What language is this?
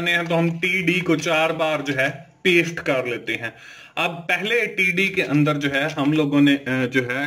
Hindi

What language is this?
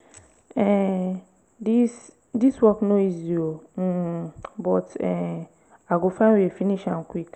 Nigerian Pidgin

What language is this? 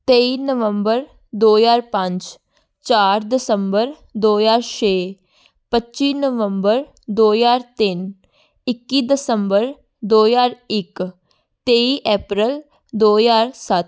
Punjabi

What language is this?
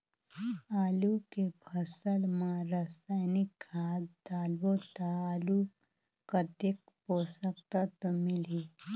Chhattisgarhi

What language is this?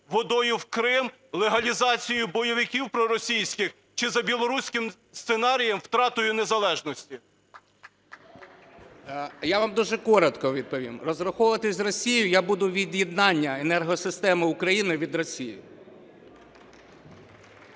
Ukrainian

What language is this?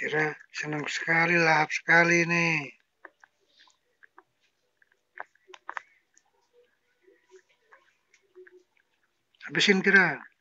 Indonesian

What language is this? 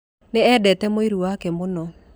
Kikuyu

